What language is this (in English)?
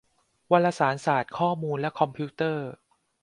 Thai